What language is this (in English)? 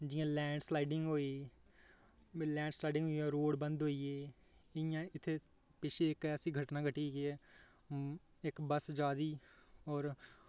Dogri